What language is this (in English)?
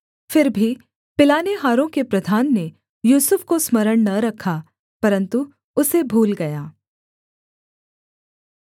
Hindi